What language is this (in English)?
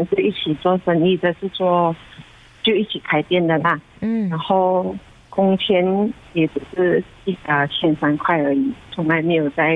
Chinese